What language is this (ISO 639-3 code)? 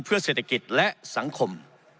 tha